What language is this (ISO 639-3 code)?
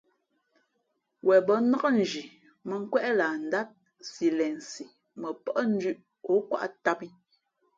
fmp